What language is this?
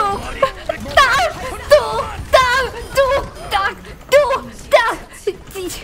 Korean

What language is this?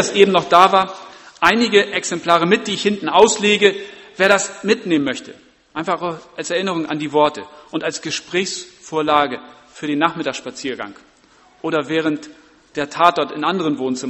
German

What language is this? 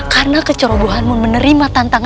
Indonesian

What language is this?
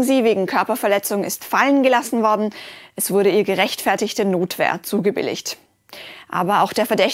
German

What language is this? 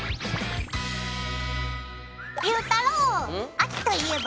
Japanese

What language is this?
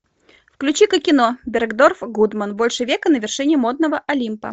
Russian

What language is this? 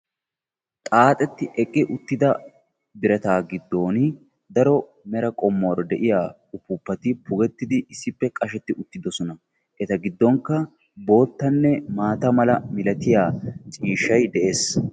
Wolaytta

